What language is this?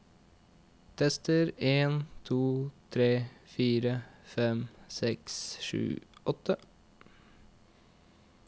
Norwegian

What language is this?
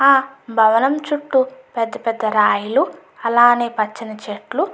Telugu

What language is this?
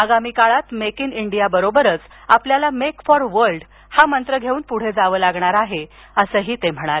Marathi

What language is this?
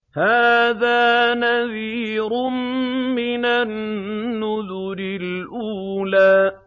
Arabic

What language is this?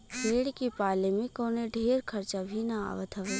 Bhojpuri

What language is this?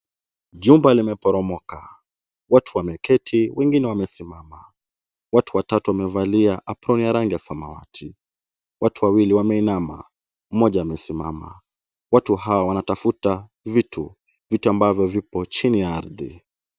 Swahili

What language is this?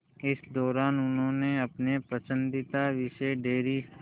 Hindi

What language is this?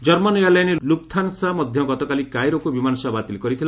Odia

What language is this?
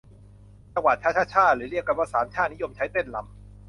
Thai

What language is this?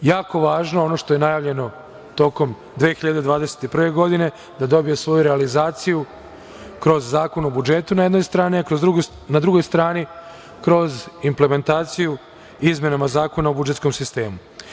Serbian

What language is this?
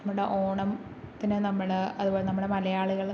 Malayalam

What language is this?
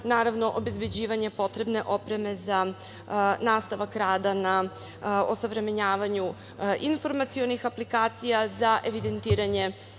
Serbian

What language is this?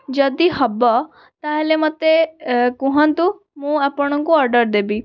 Odia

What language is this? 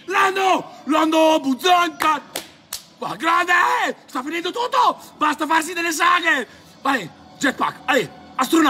Italian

